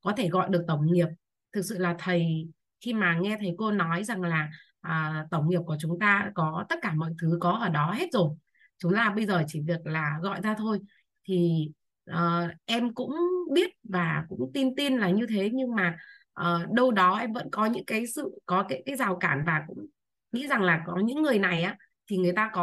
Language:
Vietnamese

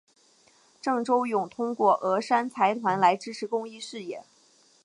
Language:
Chinese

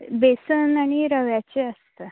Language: Konkani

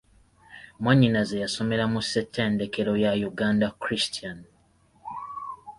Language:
Ganda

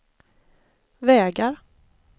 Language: Swedish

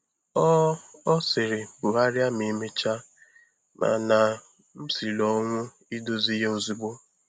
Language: Igbo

